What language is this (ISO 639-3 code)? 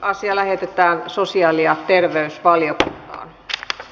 fin